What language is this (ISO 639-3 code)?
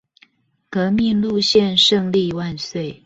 zho